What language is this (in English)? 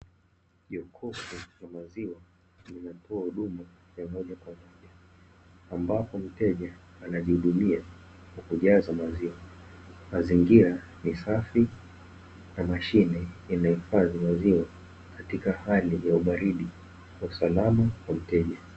Swahili